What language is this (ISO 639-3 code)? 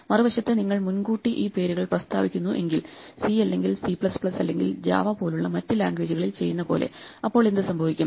mal